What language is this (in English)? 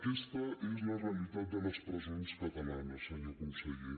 Catalan